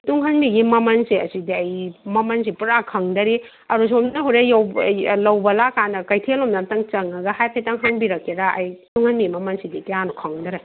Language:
Manipuri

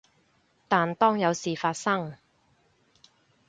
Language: Cantonese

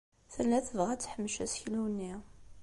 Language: Kabyle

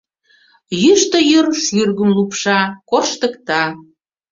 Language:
Mari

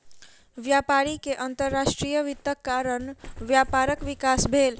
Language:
Maithili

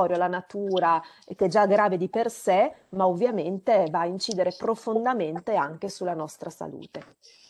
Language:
Italian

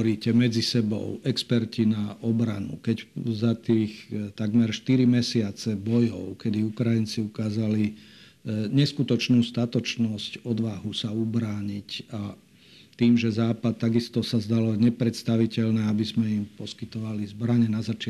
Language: Slovak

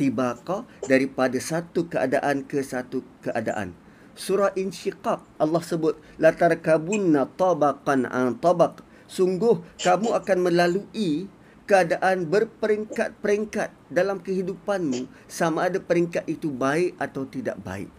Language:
Malay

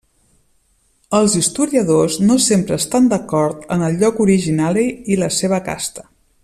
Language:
Catalan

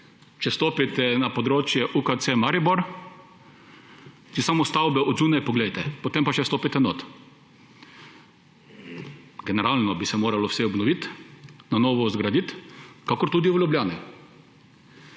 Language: Slovenian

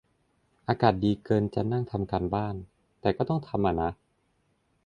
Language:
Thai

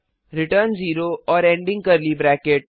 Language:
Hindi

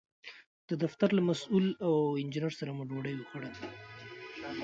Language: Pashto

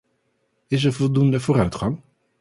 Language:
Dutch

